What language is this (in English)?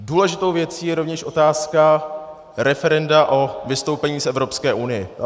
Czech